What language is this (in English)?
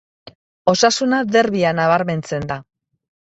Basque